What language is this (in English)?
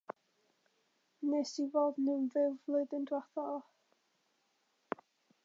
Welsh